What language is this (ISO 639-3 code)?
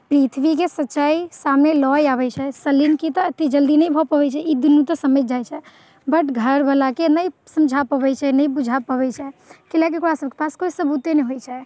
mai